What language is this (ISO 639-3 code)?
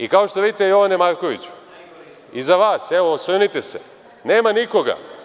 srp